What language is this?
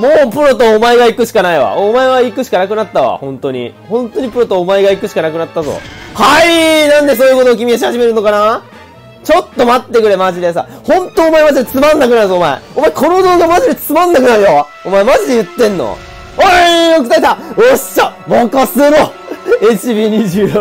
Japanese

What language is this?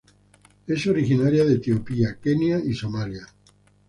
Spanish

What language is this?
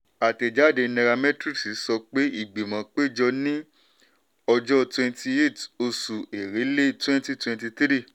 Yoruba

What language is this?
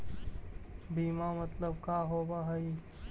Magahi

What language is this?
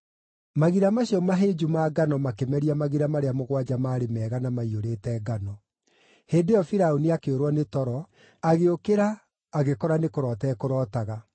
Kikuyu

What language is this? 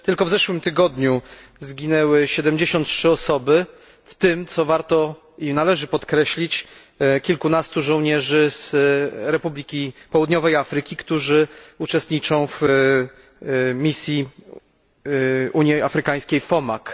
Polish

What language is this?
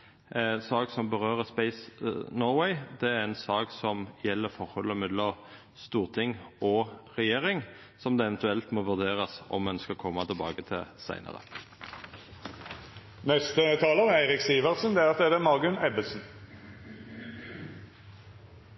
Norwegian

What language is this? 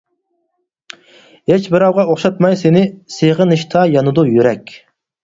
Uyghur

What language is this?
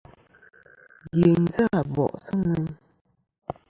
Kom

